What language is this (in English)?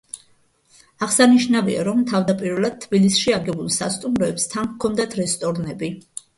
Georgian